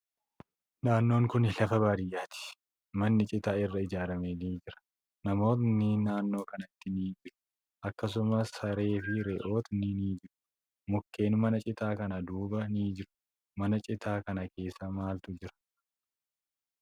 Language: Oromo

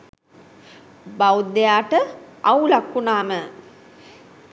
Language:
Sinhala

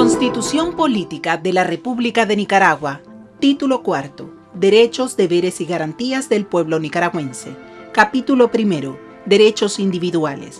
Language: Spanish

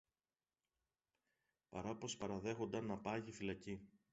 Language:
Greek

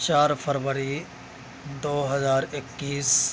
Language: Urdu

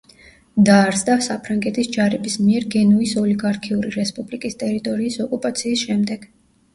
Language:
Georgian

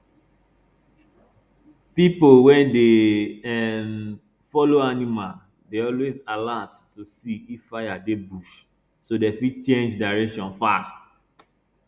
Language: Nigerian Pidgin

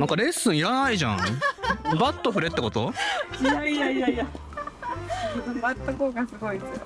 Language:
Japanese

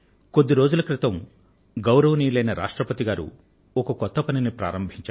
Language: Telugu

